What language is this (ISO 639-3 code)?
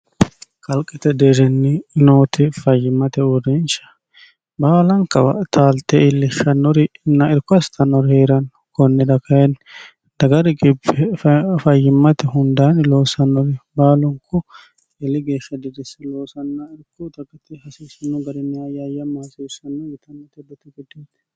sid